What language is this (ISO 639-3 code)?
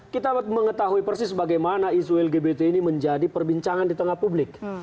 ind